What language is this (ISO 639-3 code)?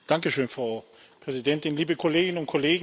deu